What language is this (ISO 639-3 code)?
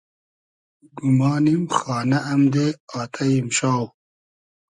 haz